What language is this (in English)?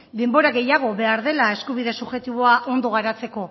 Basque